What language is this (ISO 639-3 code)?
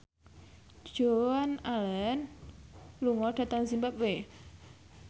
jav